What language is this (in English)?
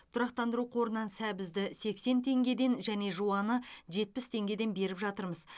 Kazakh